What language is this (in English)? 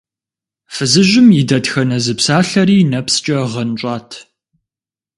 Kabardian